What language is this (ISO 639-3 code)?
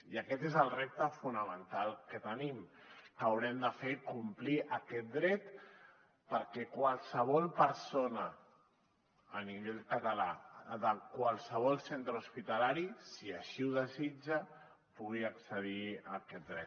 cat